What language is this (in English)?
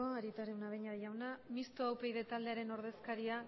Basque